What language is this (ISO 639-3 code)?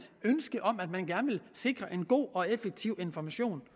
dan